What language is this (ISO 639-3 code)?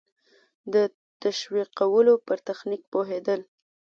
pus